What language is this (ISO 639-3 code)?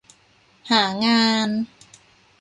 tha